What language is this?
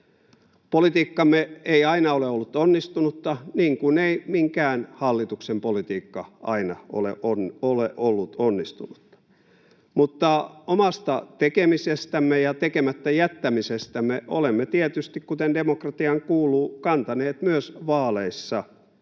Finnish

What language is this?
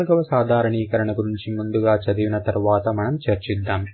Telugu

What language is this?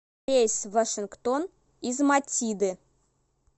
Russian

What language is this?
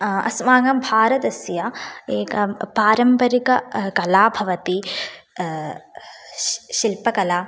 Sanskrit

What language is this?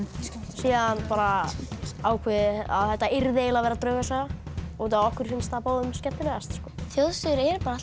Icelandic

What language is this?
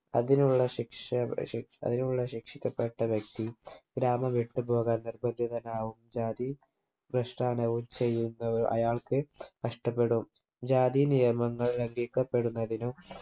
Malayalam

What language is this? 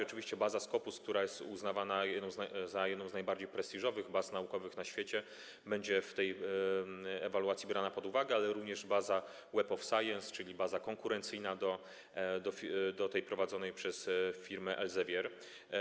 Polish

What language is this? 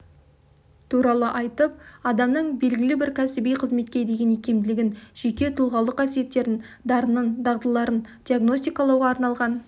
Kazakh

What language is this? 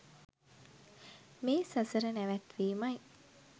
Sinhala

